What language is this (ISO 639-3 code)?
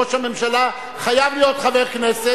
heb